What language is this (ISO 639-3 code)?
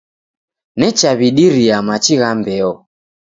dav